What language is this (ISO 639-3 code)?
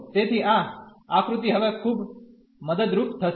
guj